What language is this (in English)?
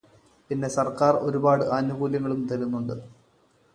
Malayalam